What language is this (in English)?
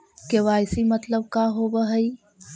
Magahi